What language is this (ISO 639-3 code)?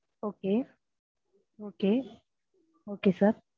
tam